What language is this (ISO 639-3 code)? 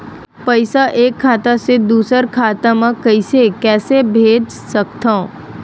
hne